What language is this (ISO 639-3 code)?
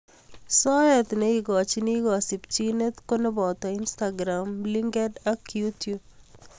kln